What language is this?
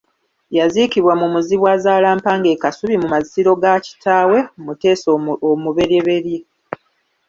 Ganda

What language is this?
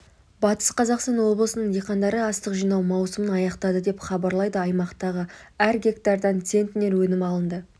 Kazakh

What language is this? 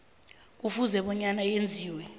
South Ndebele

